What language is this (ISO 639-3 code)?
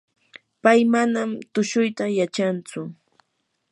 qur